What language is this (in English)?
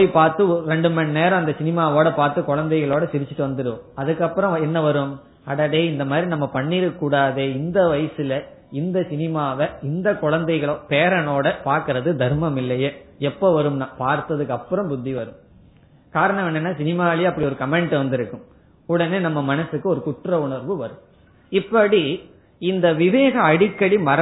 Tamil